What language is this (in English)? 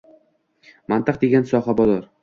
Uzbek